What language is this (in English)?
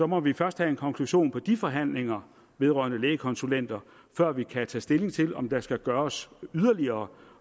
Danish